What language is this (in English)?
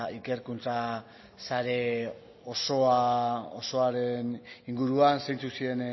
Basque